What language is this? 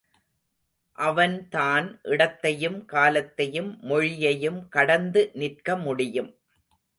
Tamil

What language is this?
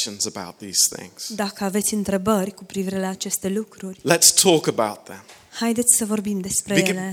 Romanian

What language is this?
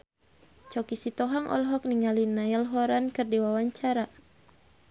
Sundanese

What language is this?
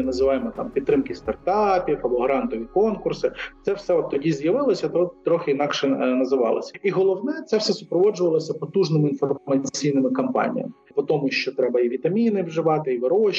Ukrainian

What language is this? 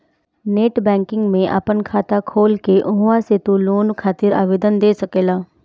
Bhojpuri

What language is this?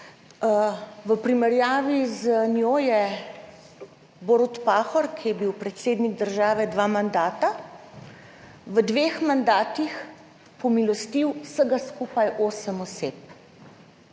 Slovenian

